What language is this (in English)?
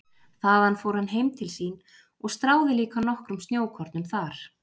Icelandic